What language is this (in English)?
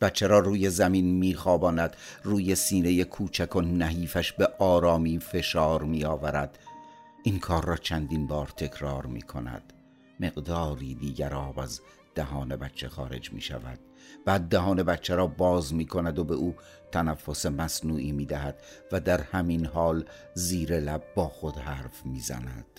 Persian